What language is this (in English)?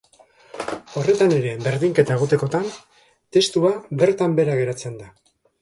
Basque